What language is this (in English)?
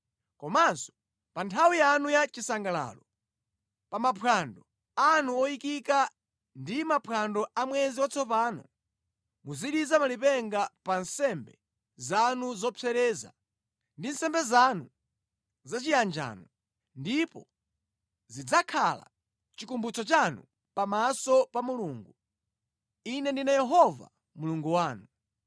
Nyanja